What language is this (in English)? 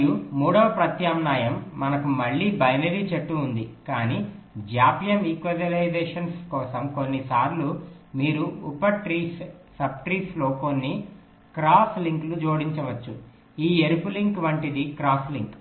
Telugu